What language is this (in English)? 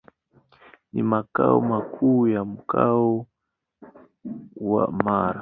Swahili